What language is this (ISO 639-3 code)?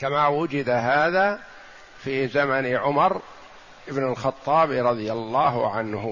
ara